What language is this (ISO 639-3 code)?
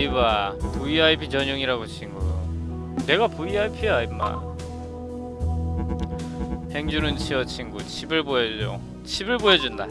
kor